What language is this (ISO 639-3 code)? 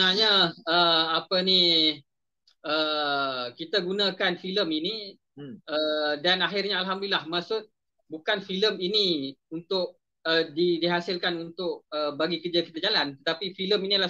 msa